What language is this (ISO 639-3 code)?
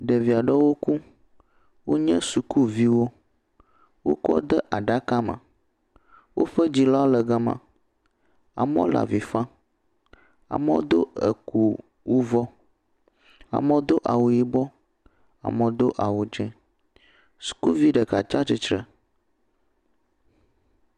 ewe